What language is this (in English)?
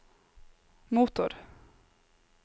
Norwegian